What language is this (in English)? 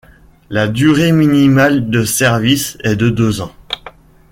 French